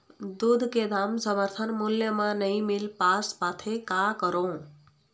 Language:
Chhattisgarhi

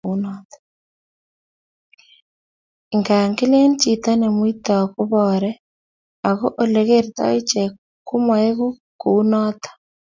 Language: Kalenjin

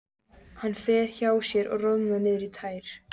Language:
Icelandic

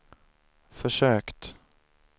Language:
Swedish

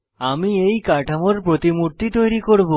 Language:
Bangla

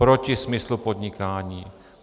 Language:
Czech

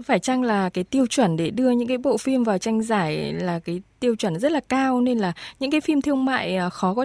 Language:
Vietnamese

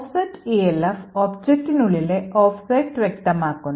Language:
Malayalam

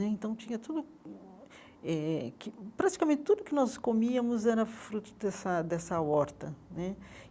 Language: Portuguese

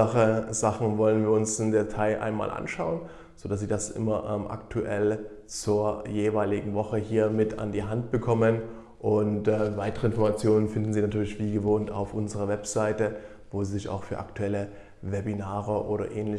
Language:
German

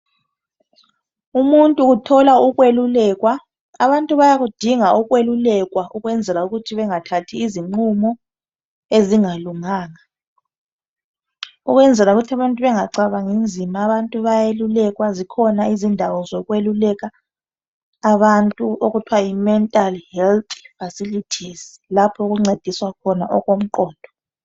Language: North Ndebele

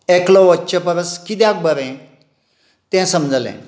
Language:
Konkani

